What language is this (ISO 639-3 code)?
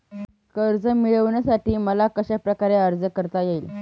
mar